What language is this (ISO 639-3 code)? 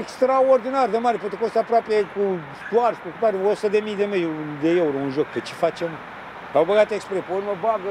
ron